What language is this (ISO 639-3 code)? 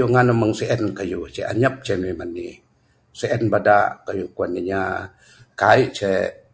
sdo